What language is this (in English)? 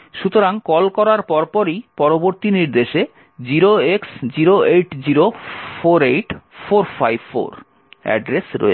Bangla